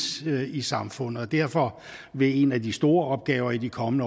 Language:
Danish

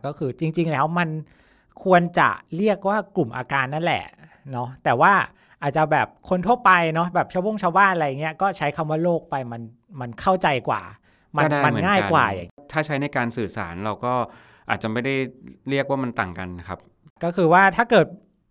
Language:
Thai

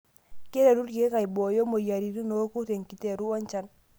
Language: Masai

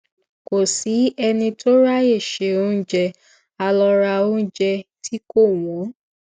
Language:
Yoruba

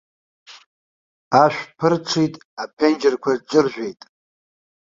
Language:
Abkhazian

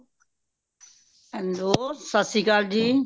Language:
Punjabi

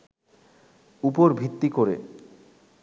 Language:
Bangla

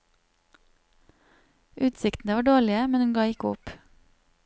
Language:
Norwegian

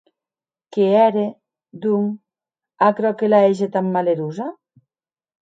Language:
Occitan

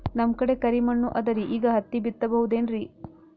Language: Kannada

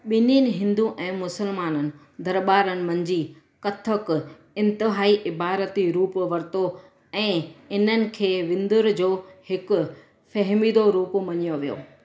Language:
Sindhi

